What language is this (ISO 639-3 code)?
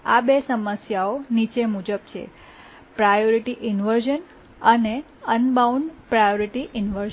guj